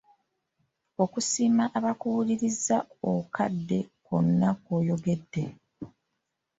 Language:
Ganda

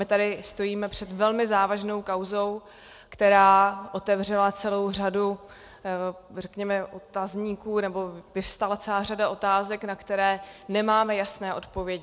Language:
Czech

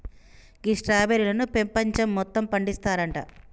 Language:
Telugu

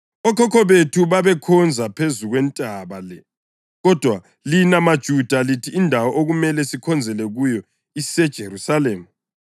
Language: North Ndebele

